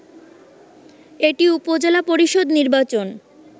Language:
Bangla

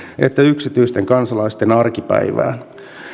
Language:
Finnish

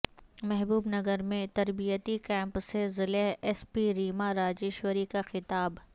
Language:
Urdu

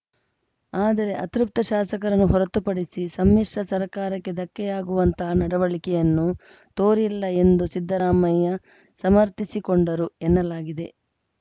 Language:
Kannada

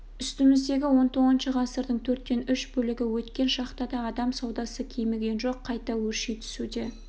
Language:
Kazakh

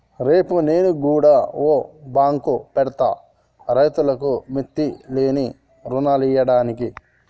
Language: Telugu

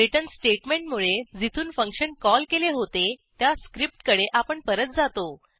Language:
Marathi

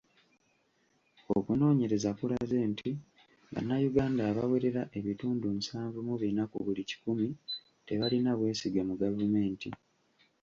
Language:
Ganda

